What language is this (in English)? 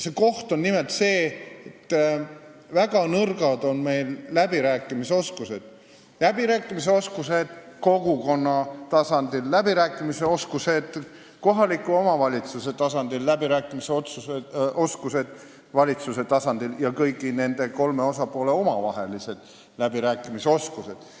Estonian